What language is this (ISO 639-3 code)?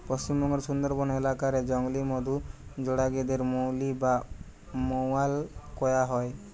ben